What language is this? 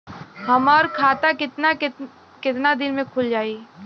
Bhojpuri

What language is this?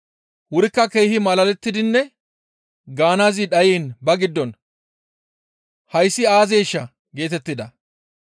Gamo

